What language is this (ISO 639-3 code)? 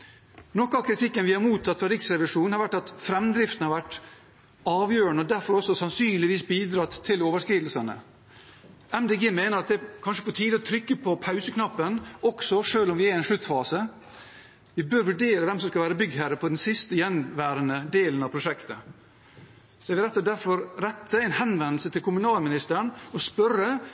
nob